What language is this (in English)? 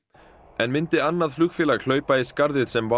Icelandic